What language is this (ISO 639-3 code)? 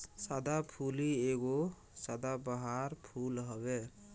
bho